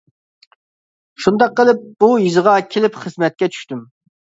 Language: Uyghur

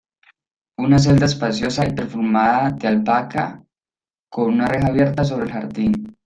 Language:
Spanish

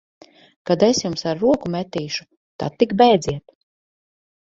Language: Latvian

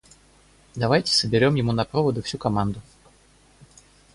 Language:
Russian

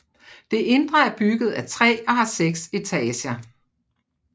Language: Danish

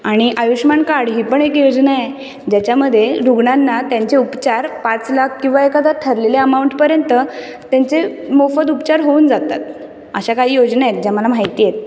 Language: Marathi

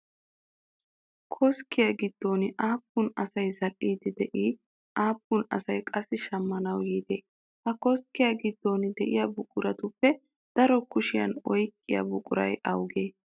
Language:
Wolaytta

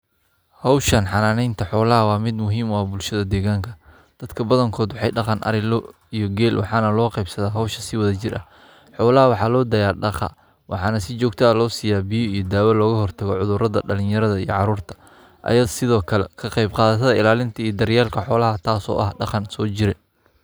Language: Somali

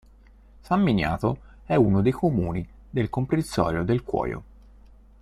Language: Italian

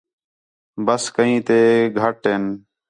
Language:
Khetrani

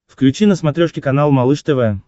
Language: Russian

